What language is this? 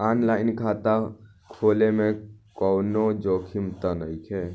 Bhojpuri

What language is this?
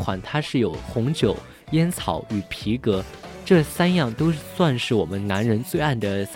Chinese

